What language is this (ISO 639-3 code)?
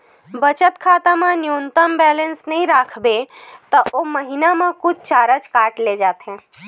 hne